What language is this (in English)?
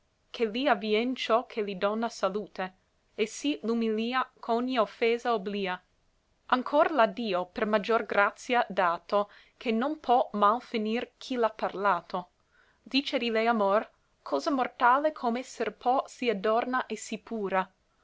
Italian